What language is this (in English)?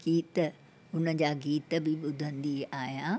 Sindhi